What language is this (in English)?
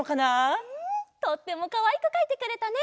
Japanese